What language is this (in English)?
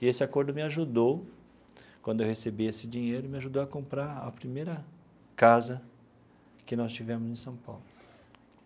Portuguese